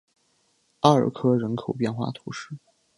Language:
Chinese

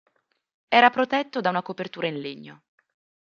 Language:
Italian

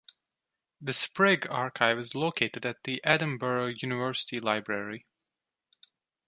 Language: English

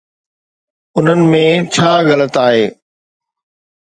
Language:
Sindhi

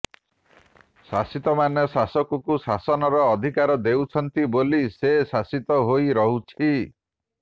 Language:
Odia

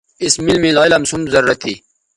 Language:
Bateri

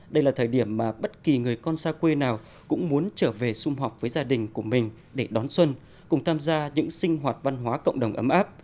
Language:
Vietnamese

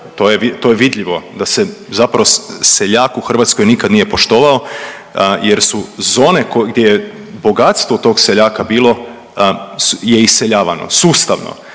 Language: Croatian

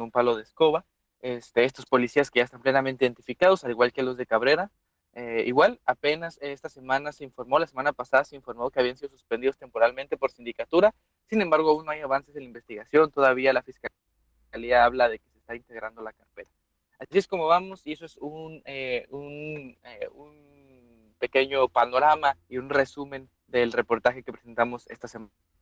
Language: Spanish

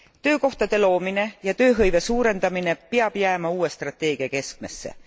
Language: Estonian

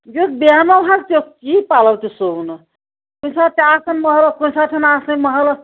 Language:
Kashmiri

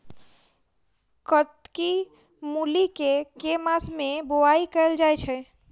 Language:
Maithili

